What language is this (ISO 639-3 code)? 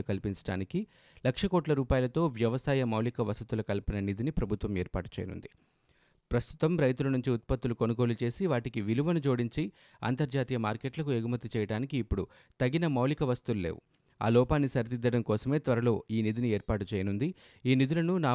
tel